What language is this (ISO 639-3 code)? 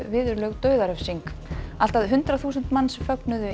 isl